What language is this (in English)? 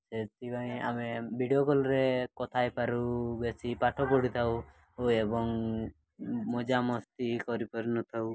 Odia